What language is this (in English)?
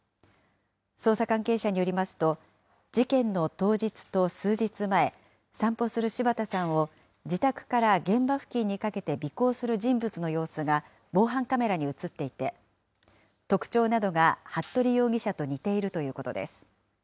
Japanese